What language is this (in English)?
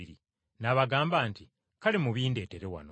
Ganda